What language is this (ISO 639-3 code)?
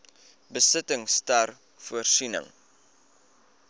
afr